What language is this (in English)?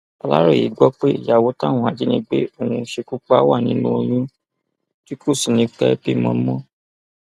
Yoruba